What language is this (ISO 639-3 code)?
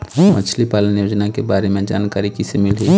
hne